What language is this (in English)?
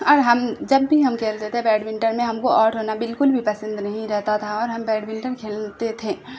Urdu